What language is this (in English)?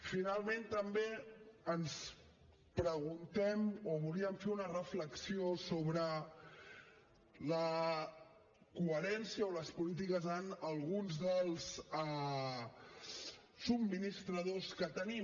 Catalan